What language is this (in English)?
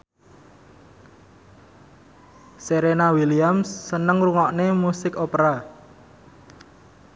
Javanese